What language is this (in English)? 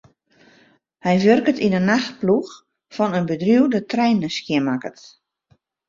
Western Frisian